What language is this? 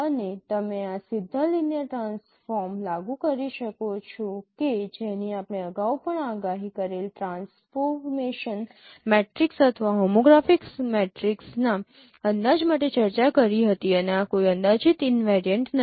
Gujarati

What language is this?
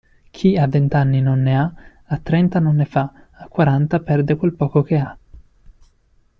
Italian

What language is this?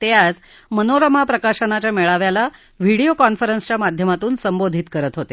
Marathi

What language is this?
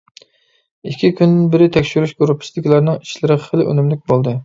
Uyghur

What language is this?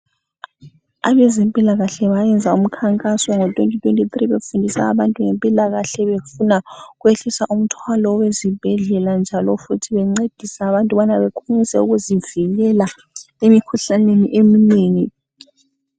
North Ndebele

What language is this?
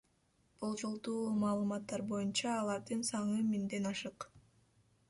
Kyrgyz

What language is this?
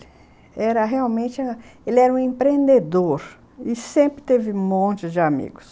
Portuguese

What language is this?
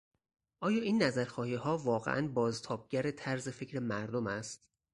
Persian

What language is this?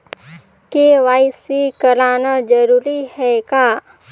Chhattisgarhi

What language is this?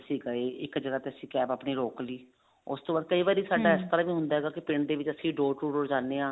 Punjabi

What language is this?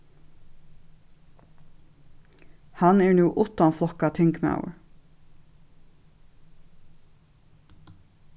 Faroese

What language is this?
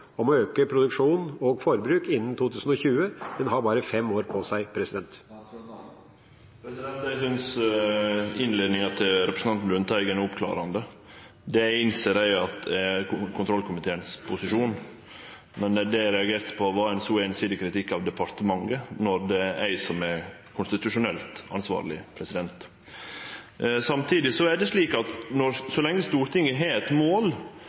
Norwegian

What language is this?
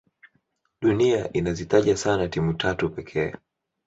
Swahili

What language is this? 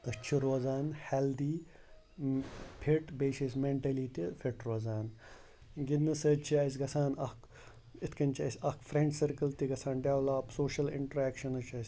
Kashmiri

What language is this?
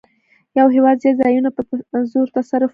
Pashto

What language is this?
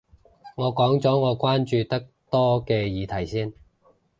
Cantonese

